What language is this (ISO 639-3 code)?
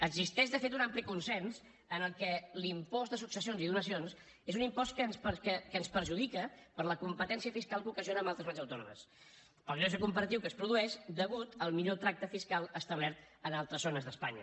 cat